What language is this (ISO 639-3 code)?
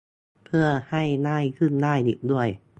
tha